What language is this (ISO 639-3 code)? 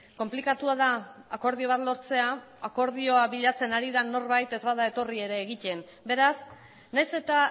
eus